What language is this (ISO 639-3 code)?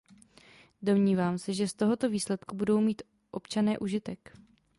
ces